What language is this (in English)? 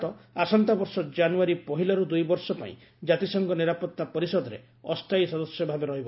Odia